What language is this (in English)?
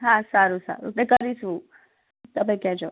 Gujarati